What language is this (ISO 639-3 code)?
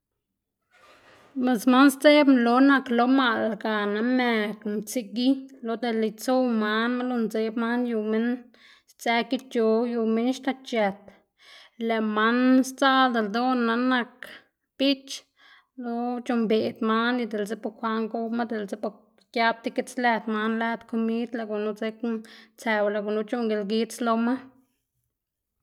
ztg